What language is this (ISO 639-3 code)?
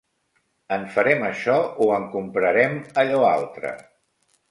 cat